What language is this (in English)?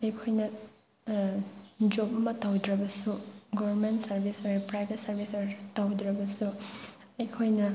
Manipuri